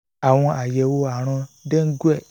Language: Yoruba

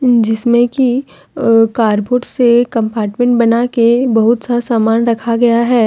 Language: Hindi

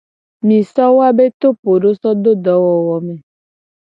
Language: Gen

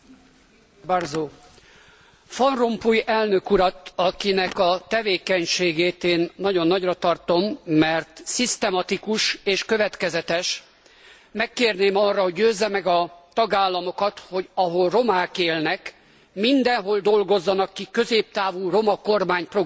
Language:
Hungarian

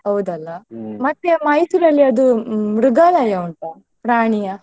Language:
Kannada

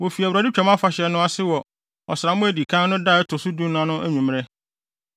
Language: Akan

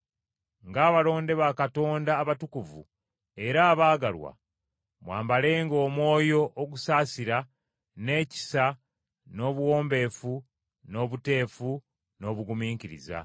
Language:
Ganda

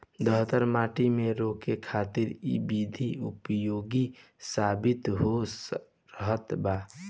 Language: Bhojpuri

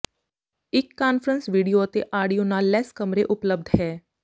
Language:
Punjabi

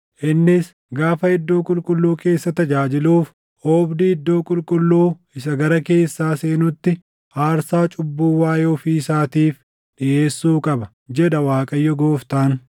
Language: Oromo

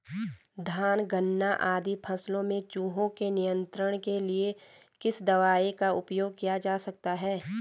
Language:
Hindi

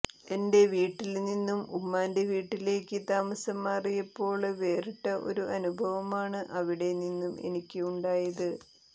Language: Malayalam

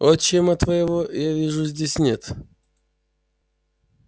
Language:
Russian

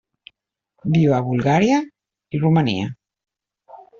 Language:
Catalan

